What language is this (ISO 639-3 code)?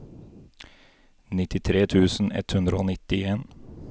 nor